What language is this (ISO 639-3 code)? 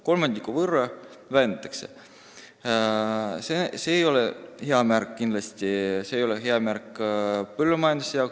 est